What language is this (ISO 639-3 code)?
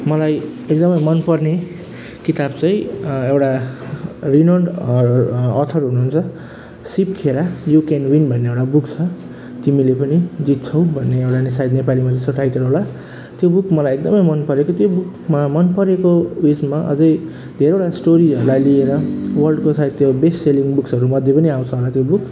nep